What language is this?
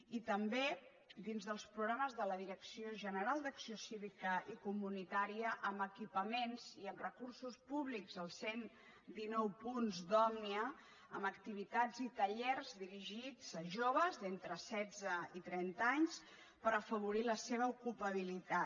Catalan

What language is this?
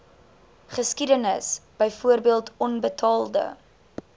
Afrikaans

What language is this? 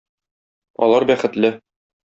Tatar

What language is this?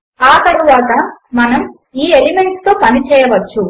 Telugu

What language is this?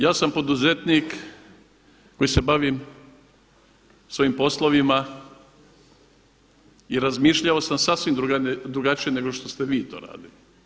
Croatian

